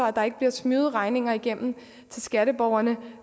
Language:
Danish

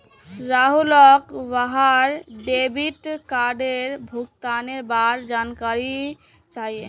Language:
Magahi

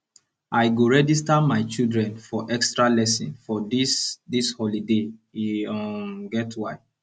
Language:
Nigerian Pidgin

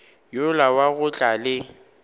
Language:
Northern Sotho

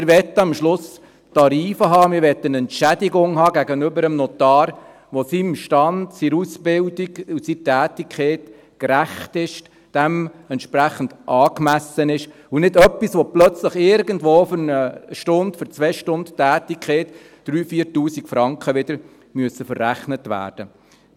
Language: Swiss German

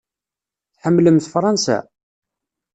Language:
Kabyle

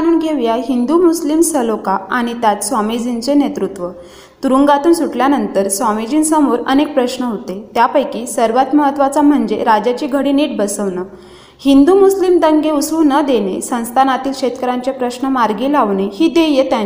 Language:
Marathi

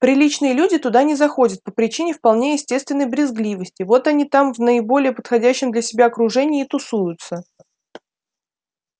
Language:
Russian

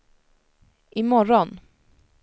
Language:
Swedish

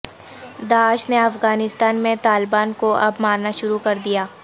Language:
Urdu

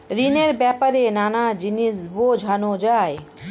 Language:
Bangla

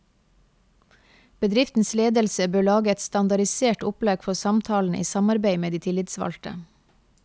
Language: Norwegian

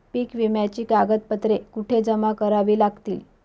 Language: Marathi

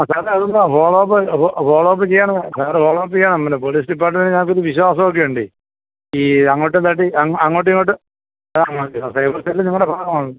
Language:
Malayalam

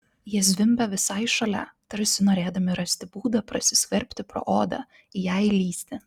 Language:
Lithuanian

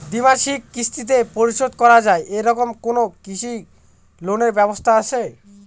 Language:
Bangla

